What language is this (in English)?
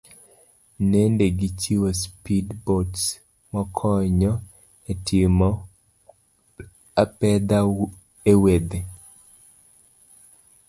Luo (Kenya and Tanzania)